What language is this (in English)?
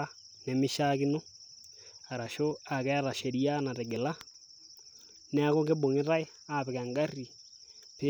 Masai